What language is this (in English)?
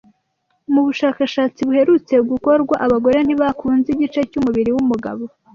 Kinyarwanda